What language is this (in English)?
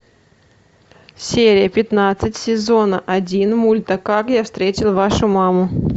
Russian